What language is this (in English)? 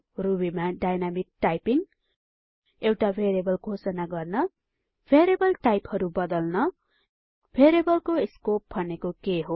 Nepali